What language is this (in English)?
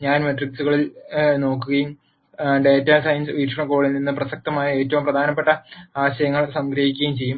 Malayalam